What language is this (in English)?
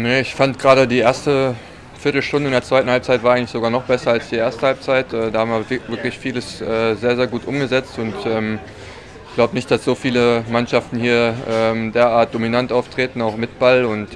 German